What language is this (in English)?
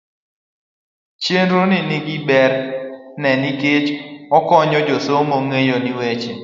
Luo (Kenya and Tanzania)